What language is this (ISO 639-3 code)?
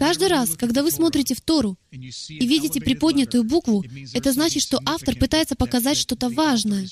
rus